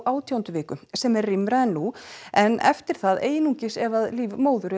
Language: Icelandic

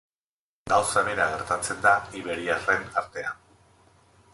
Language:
Basque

